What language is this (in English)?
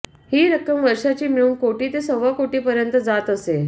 Marathi